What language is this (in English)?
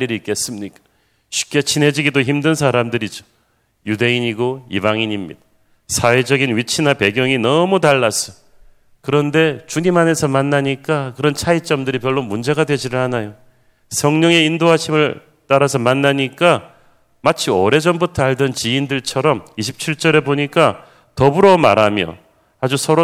Korean